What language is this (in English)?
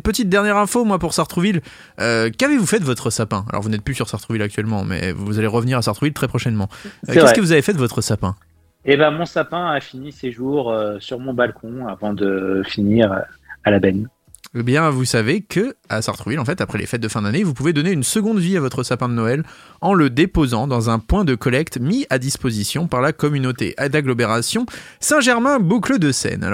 French